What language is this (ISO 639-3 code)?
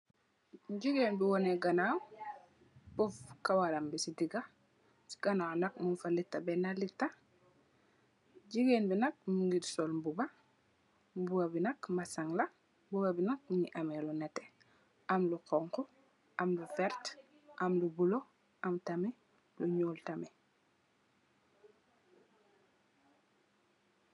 wol